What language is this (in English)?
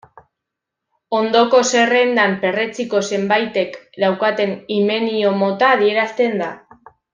Basque